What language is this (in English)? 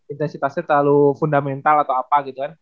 Indonesian